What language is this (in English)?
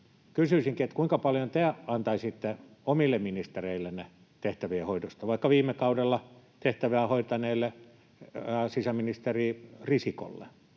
Finnish